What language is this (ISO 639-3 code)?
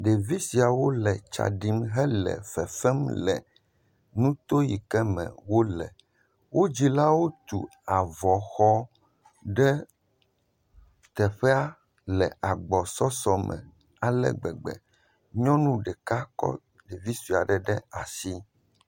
ewe